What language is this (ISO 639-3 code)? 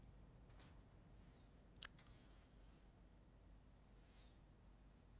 lcm